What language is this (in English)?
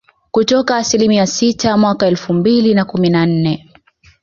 Swahili